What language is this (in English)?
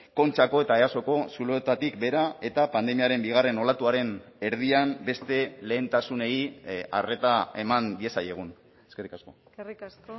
Basque